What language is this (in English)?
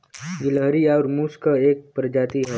Bhojpuri